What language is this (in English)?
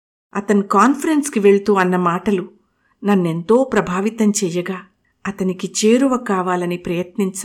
Telugu